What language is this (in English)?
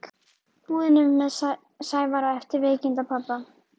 Icelandic